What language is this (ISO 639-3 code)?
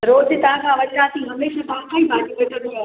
snd